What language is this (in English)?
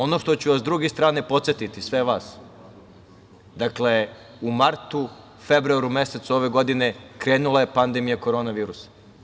Serbian